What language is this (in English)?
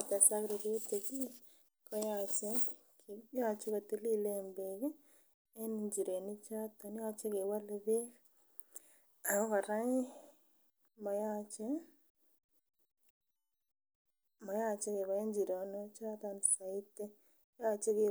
Kalenjin